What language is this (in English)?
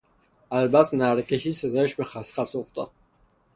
Persian